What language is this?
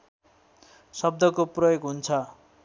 Nepali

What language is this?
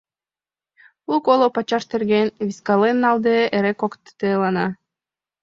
Mari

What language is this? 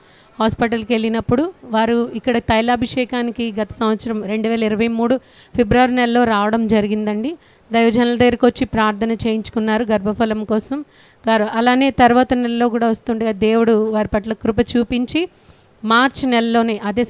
Telugu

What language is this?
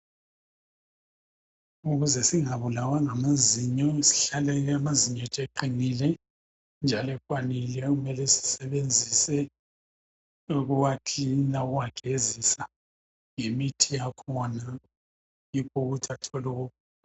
North Ndebele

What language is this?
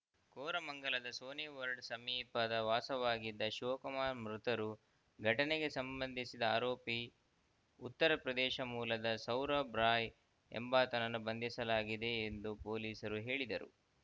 Kannada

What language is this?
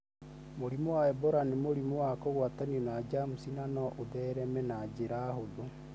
Kikuyu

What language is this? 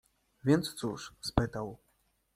Polish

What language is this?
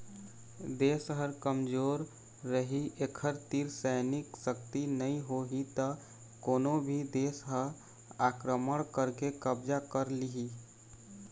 Chhattisgarhi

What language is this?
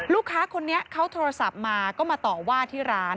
Thai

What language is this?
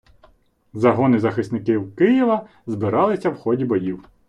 Ukrainian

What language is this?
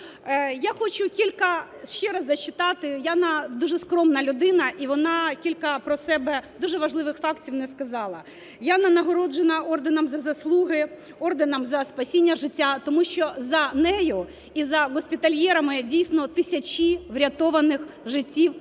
Ukrainian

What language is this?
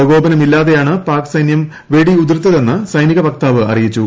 Malayalam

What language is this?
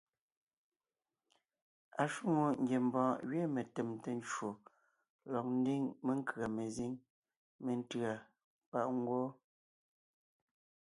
Ngiemboon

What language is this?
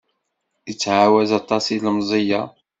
Kabyle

